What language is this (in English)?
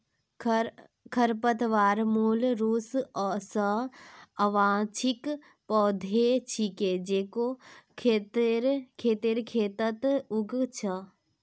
Magahi